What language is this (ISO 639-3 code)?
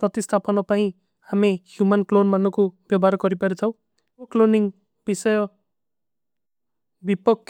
uki